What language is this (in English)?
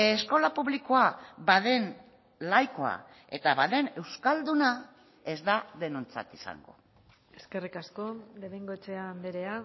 Basque